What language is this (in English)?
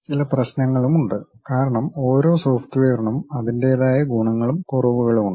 Malayalam